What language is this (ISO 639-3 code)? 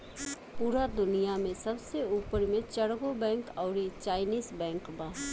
bho